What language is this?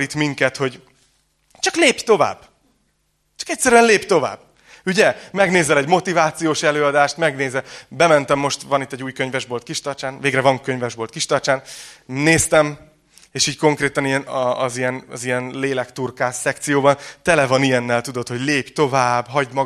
Hungarian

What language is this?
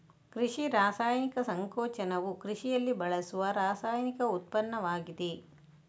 Kannada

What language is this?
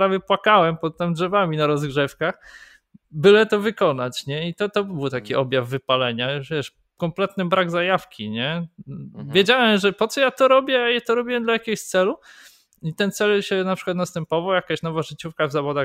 Polish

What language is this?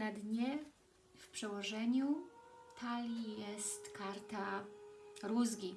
Polish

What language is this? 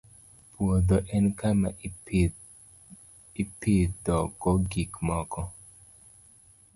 Luo (Kenya and Tanzania)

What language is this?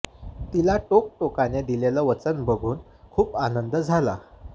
Marathi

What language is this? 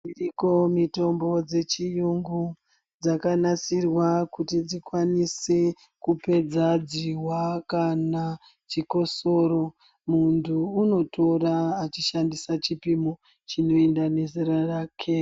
Ndau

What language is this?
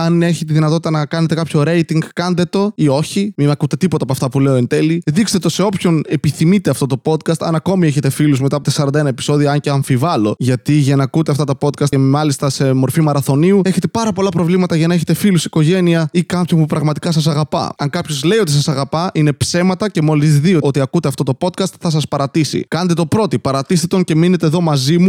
Greek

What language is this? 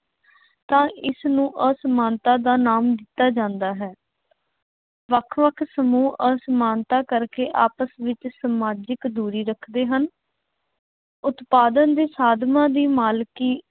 Punjabi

